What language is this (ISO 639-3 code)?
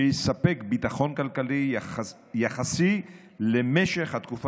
heb